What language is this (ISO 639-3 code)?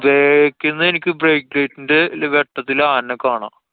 mal